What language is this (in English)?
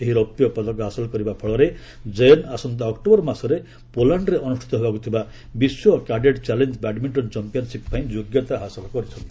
Odia